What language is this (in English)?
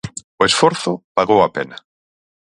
Galician